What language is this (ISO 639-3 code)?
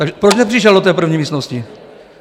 ces